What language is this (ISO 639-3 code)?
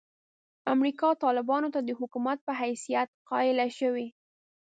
pus